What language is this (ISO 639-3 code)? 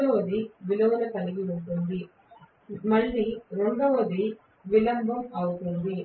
tel